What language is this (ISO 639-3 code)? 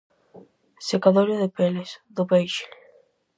glg